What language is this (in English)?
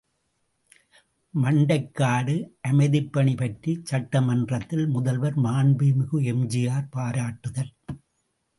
Tamil